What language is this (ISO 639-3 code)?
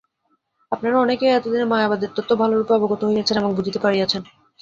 ben